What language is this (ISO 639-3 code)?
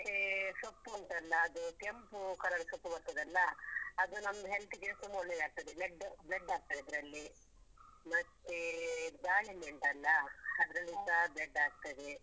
kan